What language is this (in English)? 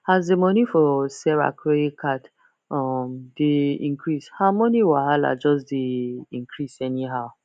Nigerian Pidgin